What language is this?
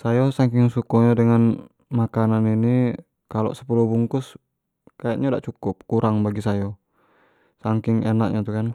Jambi Malay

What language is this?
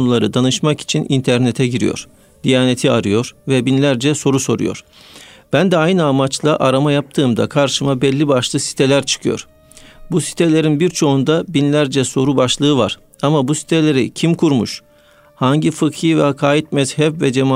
Turkish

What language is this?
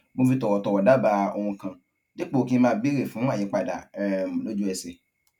Yoruba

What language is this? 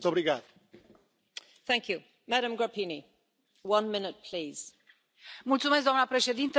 Romanian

